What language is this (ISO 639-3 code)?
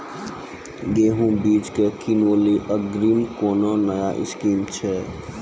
mai